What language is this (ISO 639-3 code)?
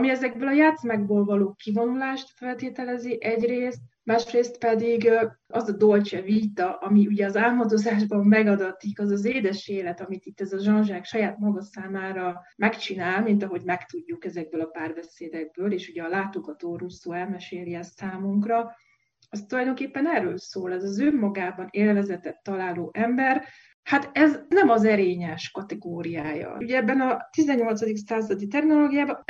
hun